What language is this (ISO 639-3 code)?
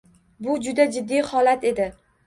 uzb